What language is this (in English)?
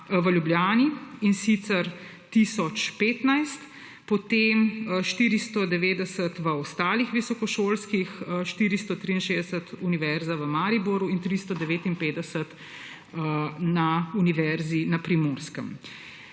Slovenian